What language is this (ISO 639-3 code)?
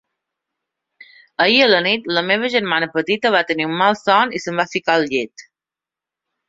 cat